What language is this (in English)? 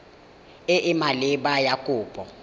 Tswana